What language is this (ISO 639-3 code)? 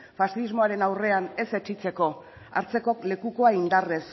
eus